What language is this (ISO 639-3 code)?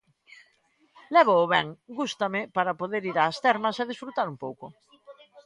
glg